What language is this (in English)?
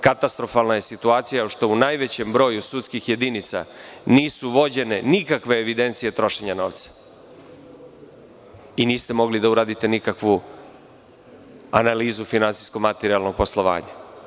Serbian